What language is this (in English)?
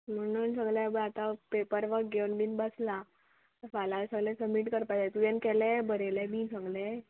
Konkani